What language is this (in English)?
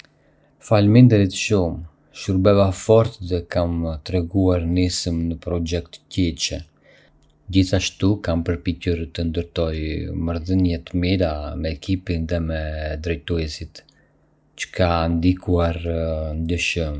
Arbëreshë Albanian